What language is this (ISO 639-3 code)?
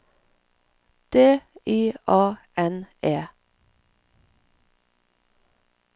nor